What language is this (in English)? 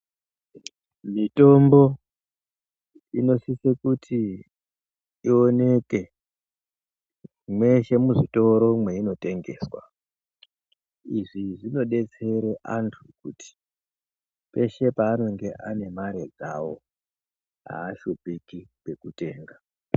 Ndau